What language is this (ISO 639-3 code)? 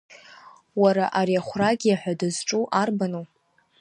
abk